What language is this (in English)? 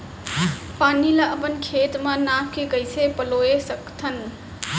Chhattisgarhi